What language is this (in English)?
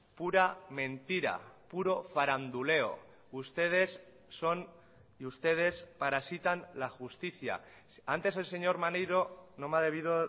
Spanish